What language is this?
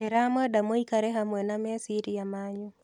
Kikuyu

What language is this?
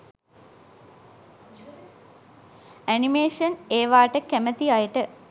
Sinhala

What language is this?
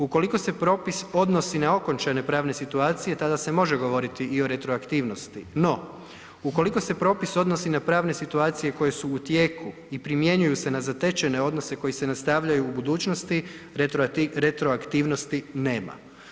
Croatian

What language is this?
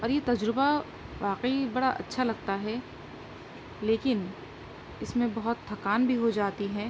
Urdu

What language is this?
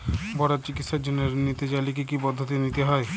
Bangla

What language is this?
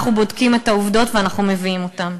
Hebrew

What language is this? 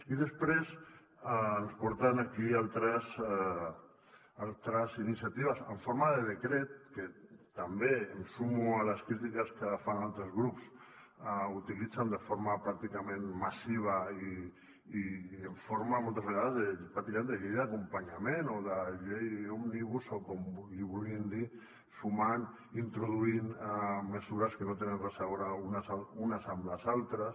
Catalan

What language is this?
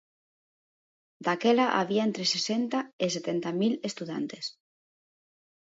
Galician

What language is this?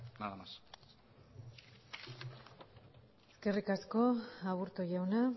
Basque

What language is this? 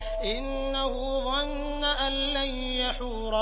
Arabic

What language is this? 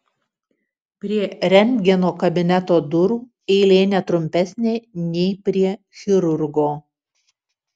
Lithuanian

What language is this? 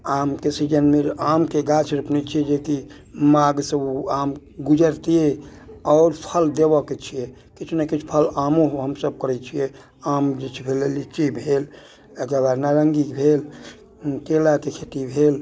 Maithili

